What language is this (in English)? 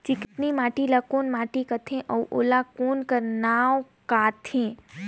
Chhattisgarhi